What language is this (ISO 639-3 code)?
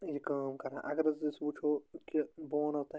kas